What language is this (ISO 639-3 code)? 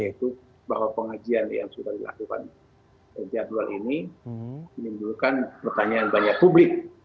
ind